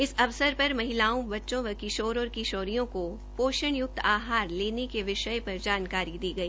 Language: Hindi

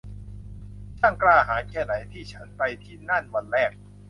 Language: Thai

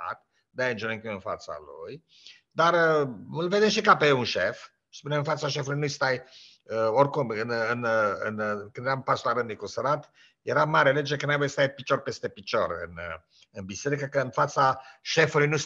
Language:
Romanian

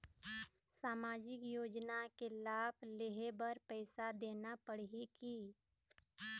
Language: Chhattisgarhi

